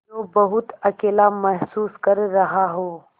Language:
Hindi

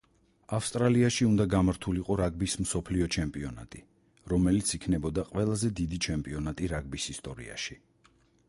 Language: Georgian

